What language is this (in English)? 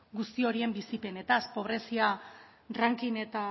Basque